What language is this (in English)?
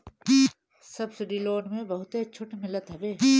Bhojpuri